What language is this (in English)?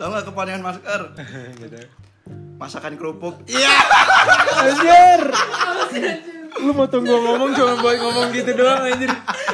Indonesian